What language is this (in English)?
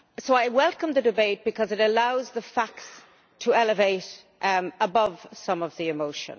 English